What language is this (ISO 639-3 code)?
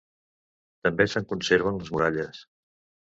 cat